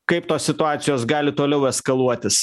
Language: Lithuanian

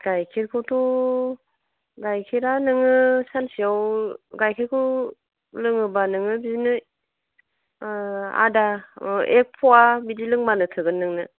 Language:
Bodo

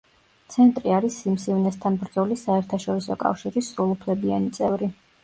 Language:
Georgian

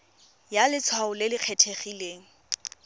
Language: Tswana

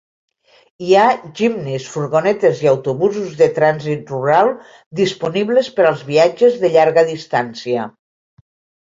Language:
Catalan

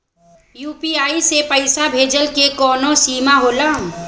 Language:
Bhojpuri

